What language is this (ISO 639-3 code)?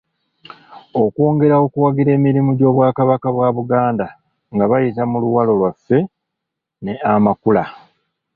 lug